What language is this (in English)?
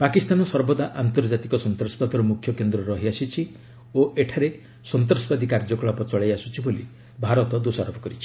Odia